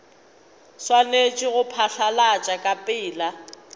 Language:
Northern Sotho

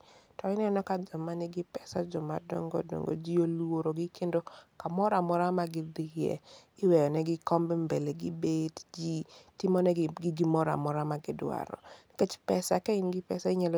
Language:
Luo (Kenya and Tanzania)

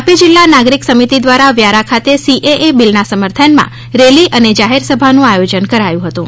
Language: Gujarati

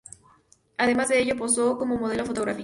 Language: Spanish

